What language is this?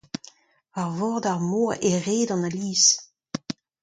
Breton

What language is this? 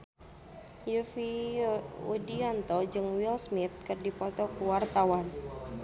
Sundanese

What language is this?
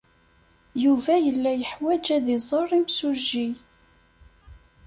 Kabyle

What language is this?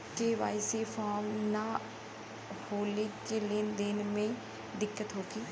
Bhojpuri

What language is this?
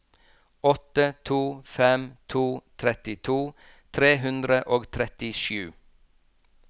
Norwegian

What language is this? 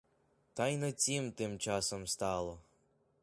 Ukrainian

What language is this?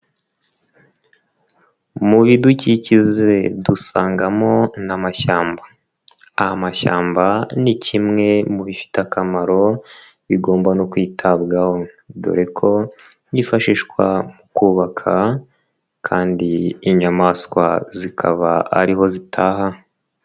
Kinyarwanda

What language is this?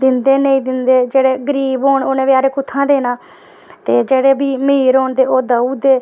Dogri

